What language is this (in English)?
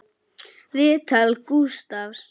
Icelandic